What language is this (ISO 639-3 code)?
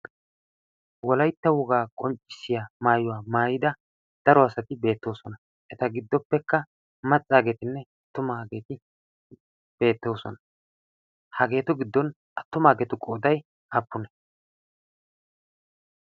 wal